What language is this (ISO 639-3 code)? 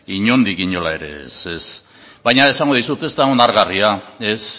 eus